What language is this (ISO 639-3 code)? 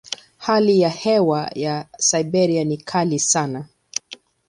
swa